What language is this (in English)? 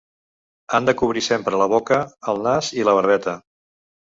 Catalan